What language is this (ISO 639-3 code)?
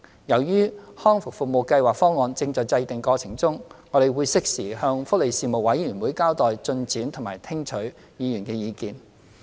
yue